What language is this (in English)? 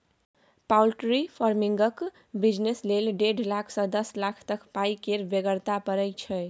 Maithili